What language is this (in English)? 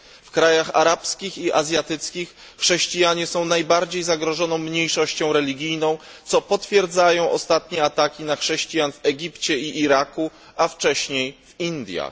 Polish